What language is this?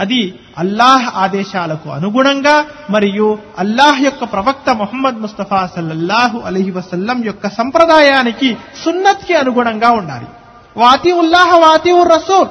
Telugu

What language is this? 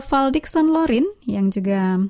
Indonesian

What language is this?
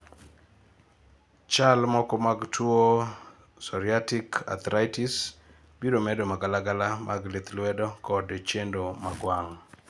Luo (Kenya and Tanzania)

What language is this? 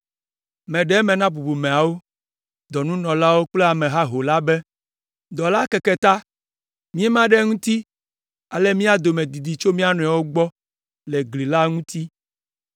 Ewe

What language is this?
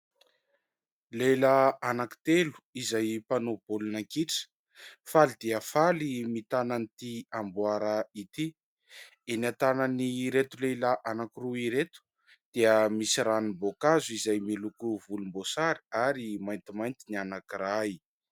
Malagasy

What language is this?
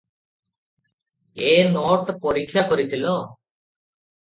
Odia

